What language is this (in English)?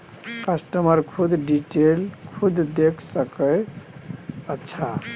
Maithili